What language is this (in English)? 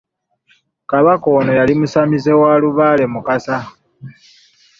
Ganda